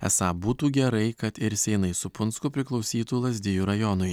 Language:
Lithuanian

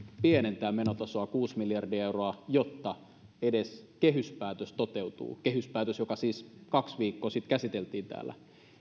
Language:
Finnish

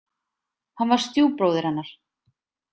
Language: Icelandic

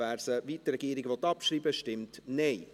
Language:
Swiss German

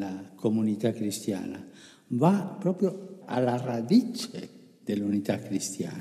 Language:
Italian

